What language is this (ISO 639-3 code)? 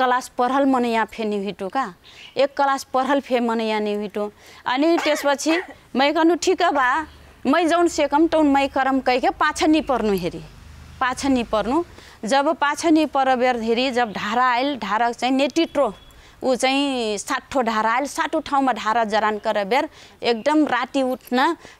hin